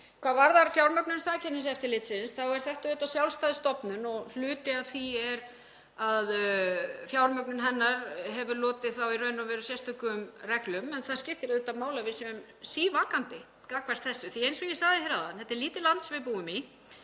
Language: Icelandic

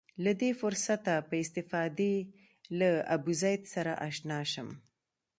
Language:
Pashto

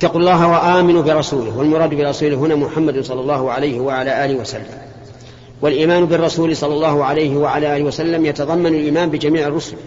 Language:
Arabic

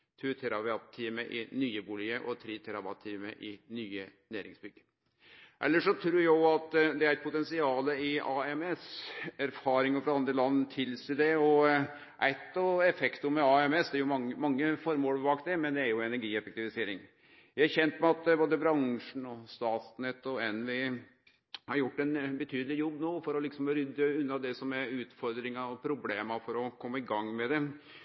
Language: Norwegian Nynorsk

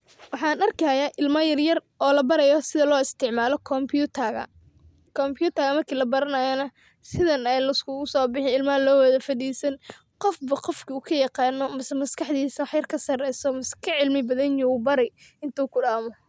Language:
Somali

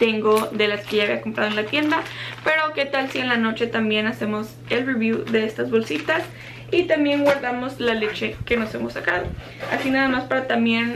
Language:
Spanish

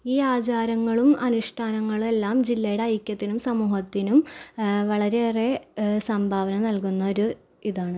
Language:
Malayalam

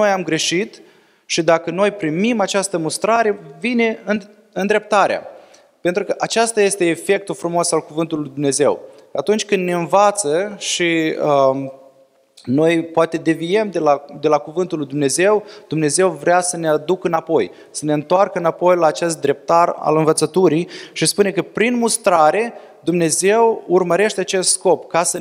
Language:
Romanian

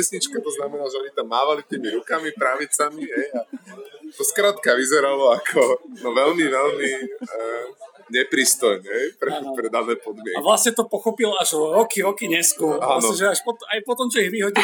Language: Slovak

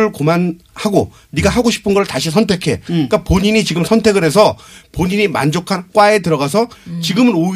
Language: Korean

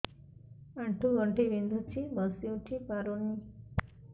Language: Odia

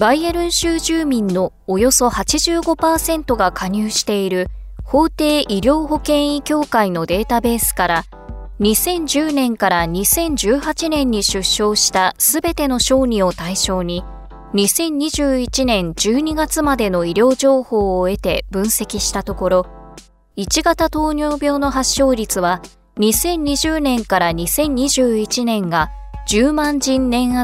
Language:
Japanese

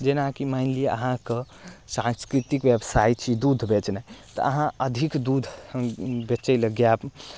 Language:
Maithili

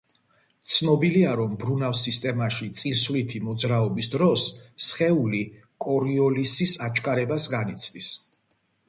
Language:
Georgian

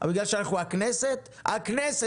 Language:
Hebrew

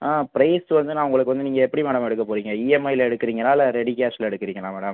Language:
Tamil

